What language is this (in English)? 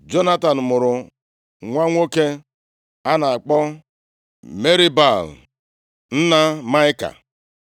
Igbo